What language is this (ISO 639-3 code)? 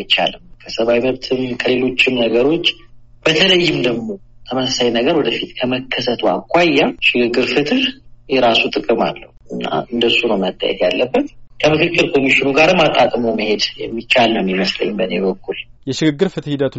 amh